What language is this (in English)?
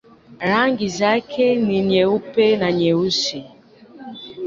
Swahili